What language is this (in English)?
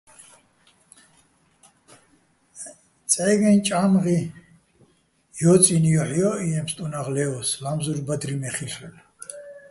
Bats